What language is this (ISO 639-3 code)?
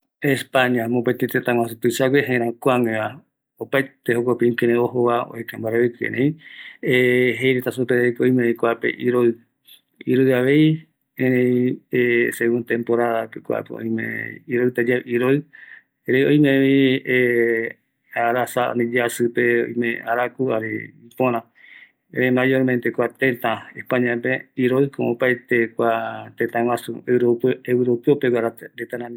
gui